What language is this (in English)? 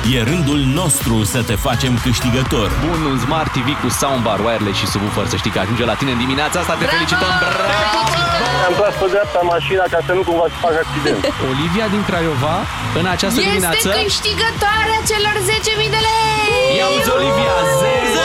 Romanian